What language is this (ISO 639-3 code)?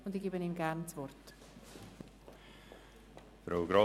gsw